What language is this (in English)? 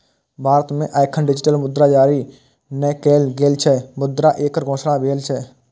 Maithili